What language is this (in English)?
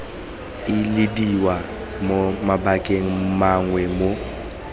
Tswana